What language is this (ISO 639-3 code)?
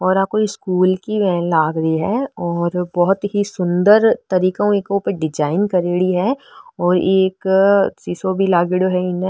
mwr